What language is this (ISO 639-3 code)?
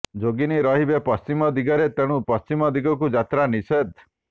ori